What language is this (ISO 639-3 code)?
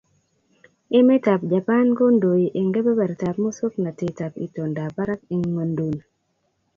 kln